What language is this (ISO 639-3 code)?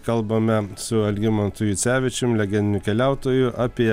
lit